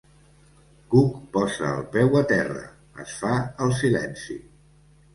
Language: Catalan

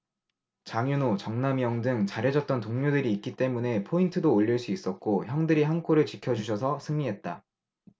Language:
Korean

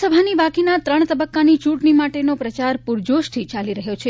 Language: Gujarati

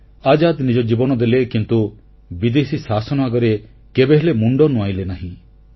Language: Odia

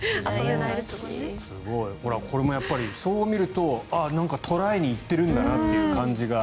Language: Japanese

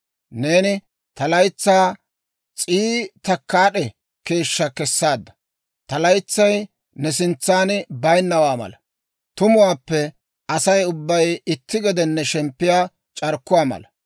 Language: Dawro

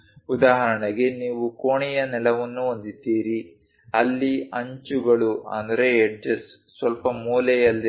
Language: Kannada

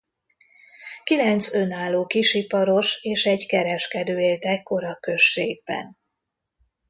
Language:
Hungarian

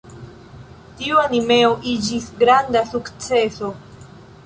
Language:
Esperanto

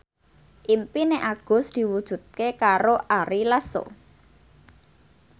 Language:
Javanese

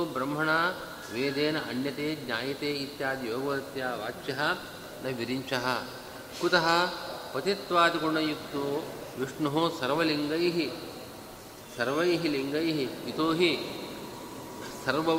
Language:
Kannada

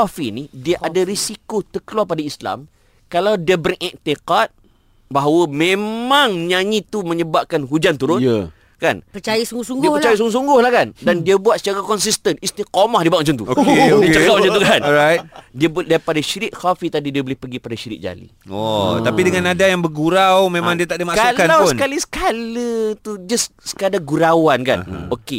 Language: Malay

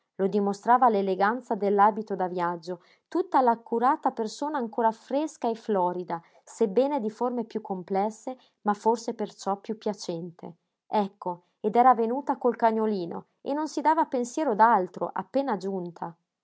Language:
Italian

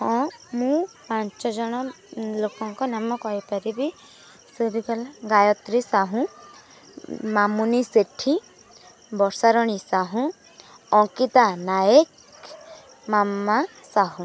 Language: Odia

